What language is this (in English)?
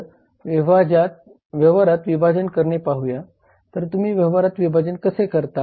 Marathi